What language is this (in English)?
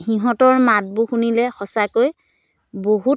Assamese